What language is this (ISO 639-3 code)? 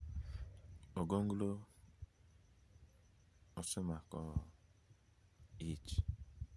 luo